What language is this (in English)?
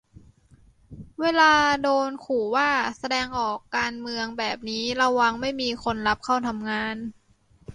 Thai